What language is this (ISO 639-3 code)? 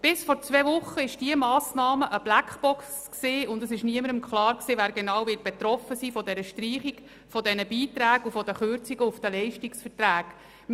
gsw